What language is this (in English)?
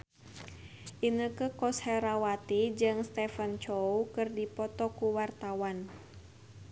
Sundanese